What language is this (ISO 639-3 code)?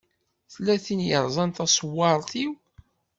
kab